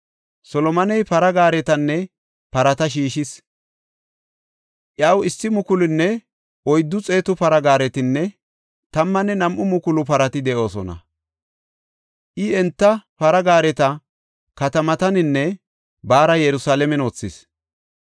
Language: Gofa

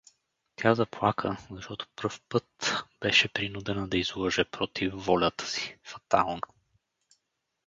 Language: Bulgarian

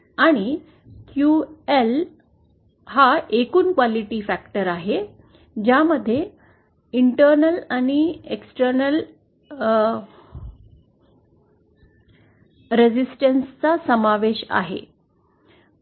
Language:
Marathi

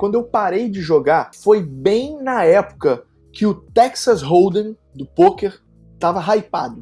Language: Portuguese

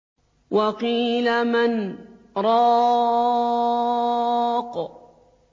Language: Arabic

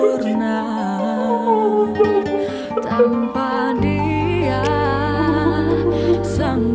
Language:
Indonesian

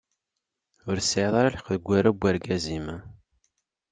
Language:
Kabyle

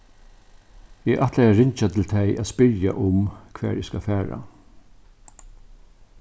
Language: Faroese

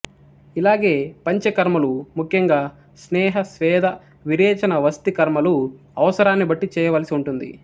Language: Telugu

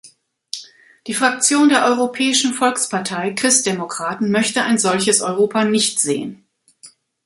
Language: German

